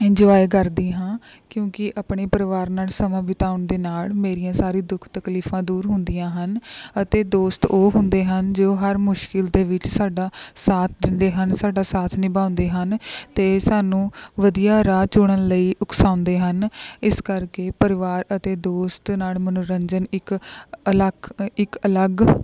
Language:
Punjabi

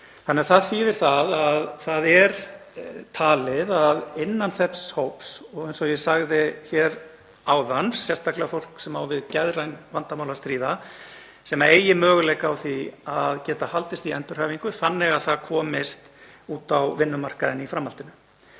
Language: Icelandic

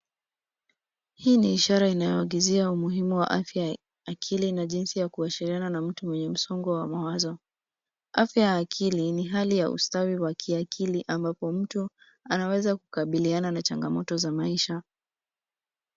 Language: Swahili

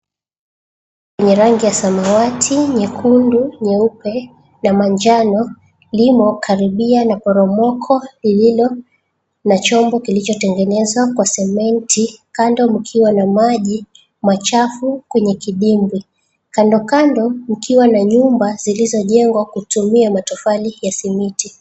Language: Swahili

